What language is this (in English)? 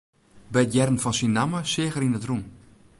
Western Frisian